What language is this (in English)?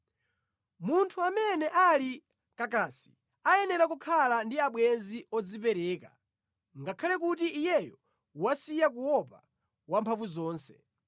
Nyanja